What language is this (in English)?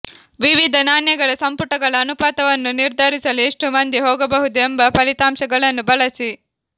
Kannada